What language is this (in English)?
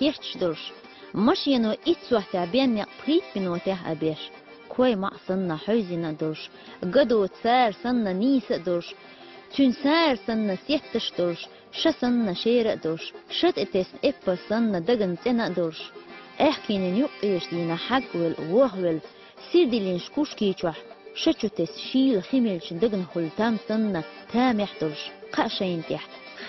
Russian